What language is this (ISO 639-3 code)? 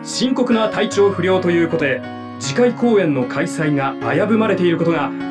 jpn